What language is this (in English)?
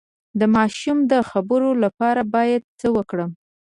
Pashto